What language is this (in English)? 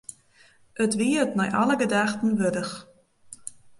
Western Frisian